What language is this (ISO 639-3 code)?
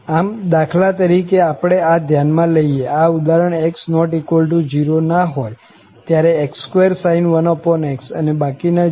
guj